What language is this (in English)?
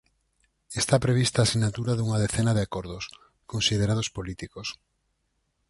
Galician